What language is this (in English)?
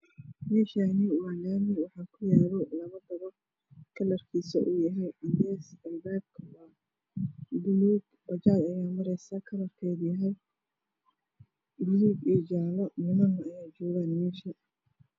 Somali